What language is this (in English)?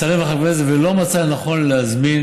Hebrew